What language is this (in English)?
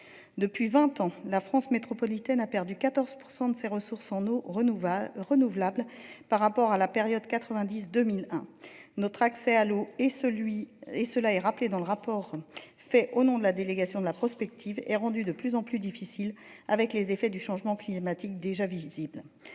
French